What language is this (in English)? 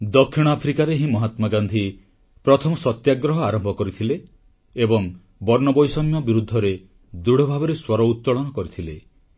Odia